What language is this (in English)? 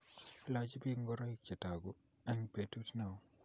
Kalenjin